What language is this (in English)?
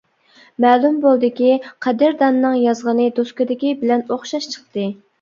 Uyghur